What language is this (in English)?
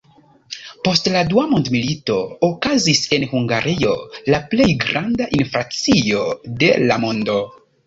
Esperanto